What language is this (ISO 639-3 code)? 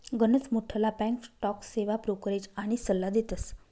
mar